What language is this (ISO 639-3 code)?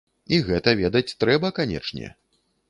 bel